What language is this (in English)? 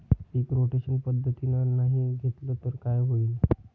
Marathi